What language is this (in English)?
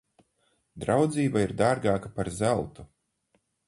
Latvian